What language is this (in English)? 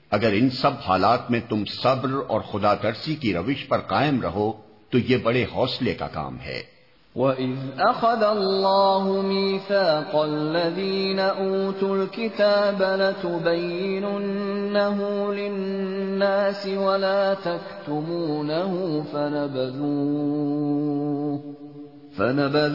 Urdu